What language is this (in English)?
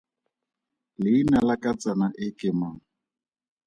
Tswana